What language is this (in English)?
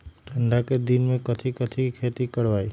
Magahi